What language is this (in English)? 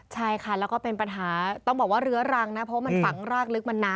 Thai